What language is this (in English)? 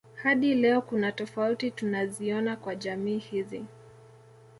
Swahili